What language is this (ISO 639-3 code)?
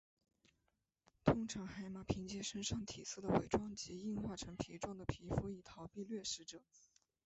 zho